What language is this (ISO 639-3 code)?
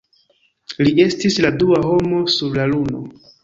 epo